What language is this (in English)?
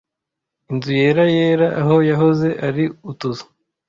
Kinyarwanda